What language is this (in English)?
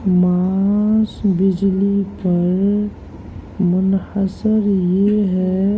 Urdu